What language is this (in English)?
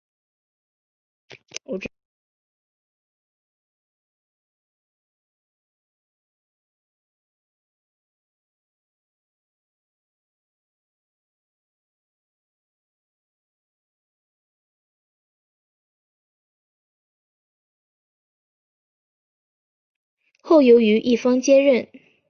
Chinese